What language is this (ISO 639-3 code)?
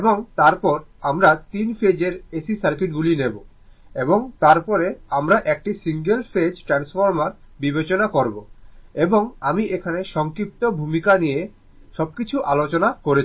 ben